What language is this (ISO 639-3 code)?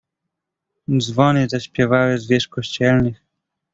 pol